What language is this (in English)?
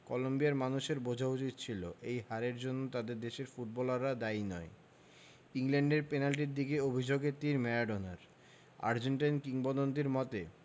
Bangla